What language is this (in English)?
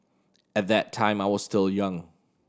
English